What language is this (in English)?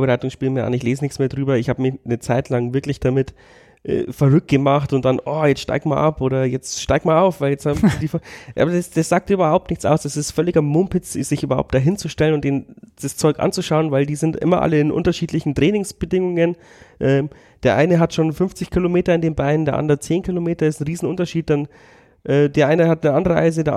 German